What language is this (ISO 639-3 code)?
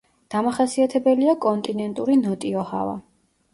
kat